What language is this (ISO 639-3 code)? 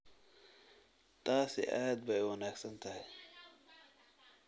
som